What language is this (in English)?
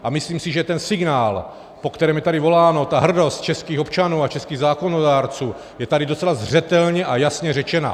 Czech